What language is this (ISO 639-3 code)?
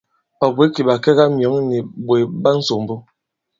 abb